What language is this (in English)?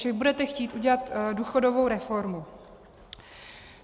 Czech